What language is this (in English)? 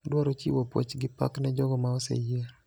Luo (Kenya and Tanzania)